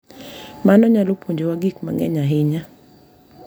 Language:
Luo (Kenya and Tanzania)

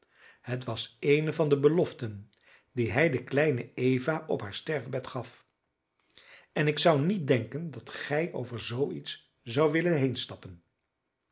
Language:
Dutch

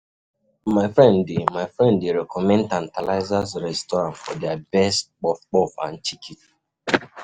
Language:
Nigerian Pidgin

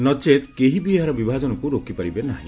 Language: Odia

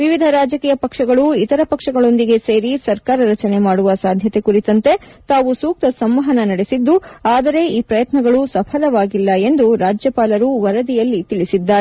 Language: Kannada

